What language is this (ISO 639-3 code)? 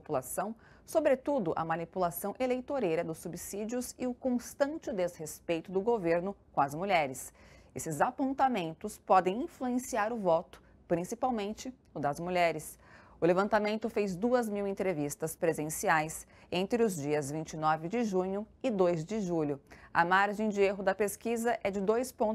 por